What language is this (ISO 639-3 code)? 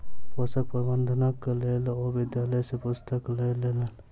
mai